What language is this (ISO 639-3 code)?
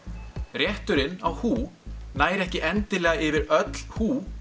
isl